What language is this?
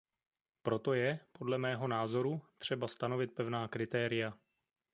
Czech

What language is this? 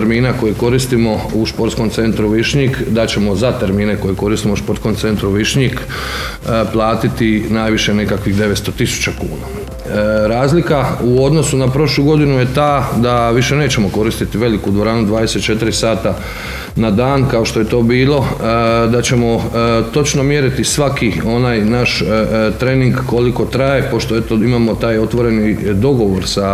Croatian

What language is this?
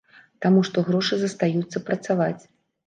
Belarusian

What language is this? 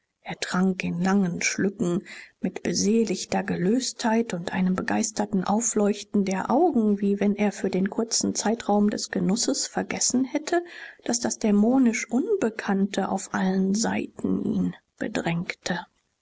German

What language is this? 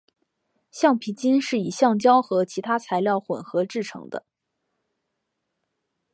Chinese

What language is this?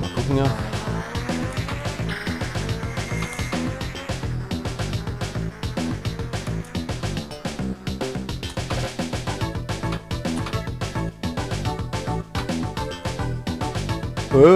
German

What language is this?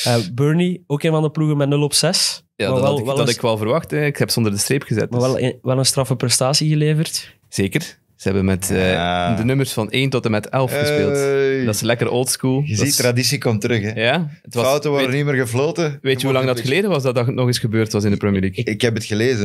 Dutch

